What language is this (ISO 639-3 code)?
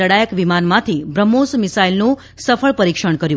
guj